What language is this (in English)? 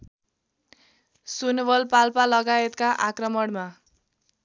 Nepali